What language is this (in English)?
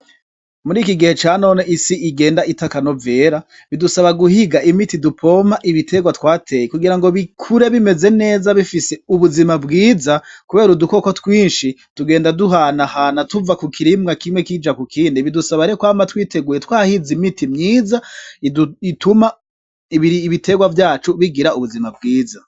Rundi